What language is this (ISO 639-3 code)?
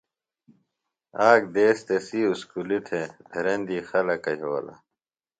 phl